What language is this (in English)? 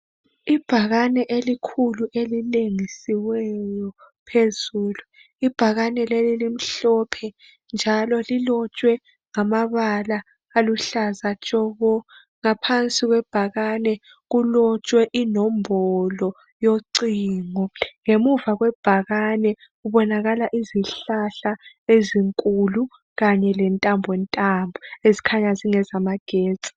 North Ndebele